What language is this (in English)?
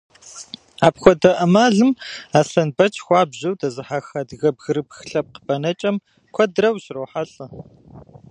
Kabardian